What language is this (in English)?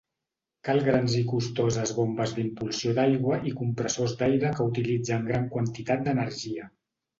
Catalan